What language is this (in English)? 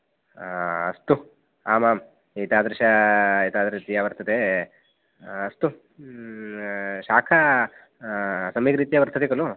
Sanskrit